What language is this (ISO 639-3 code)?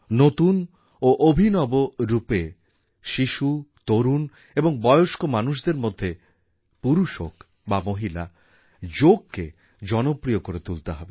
ben